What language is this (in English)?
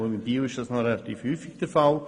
Swiss German